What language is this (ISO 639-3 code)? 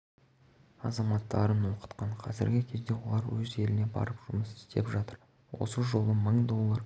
kaz